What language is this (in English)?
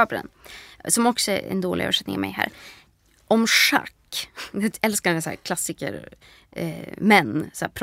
Swedish